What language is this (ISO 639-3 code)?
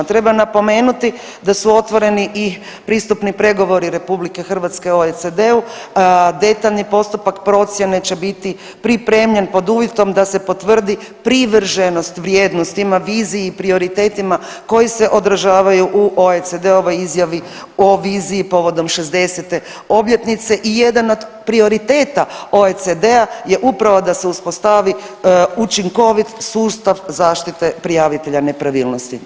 hrv